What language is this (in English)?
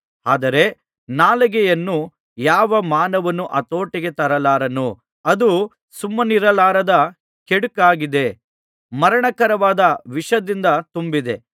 Kannada